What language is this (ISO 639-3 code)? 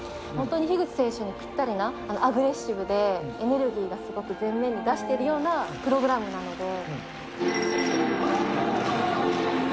jpn